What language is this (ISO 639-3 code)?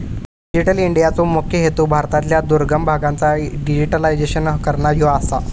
mar